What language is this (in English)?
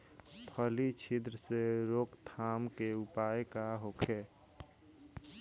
Bhojpuri